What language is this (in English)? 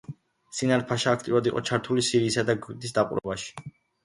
Georgian